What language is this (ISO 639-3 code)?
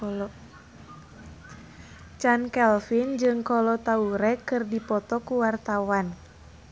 sun